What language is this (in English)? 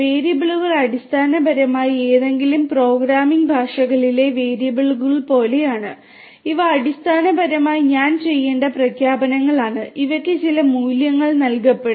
Malayalam